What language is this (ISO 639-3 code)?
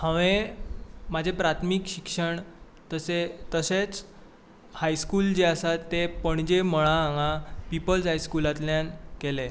kok